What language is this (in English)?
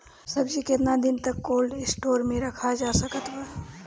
Bhojpuri